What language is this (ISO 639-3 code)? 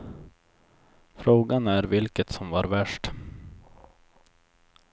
swe